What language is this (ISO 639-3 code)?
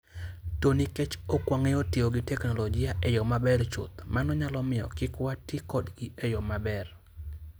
luo